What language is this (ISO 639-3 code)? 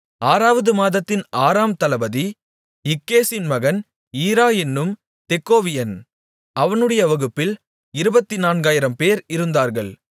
tam